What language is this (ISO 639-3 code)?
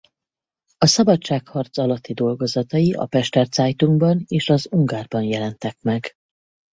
hun